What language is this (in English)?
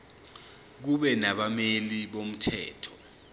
Zulu